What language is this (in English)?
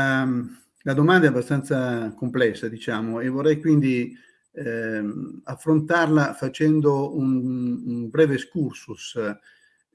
Italian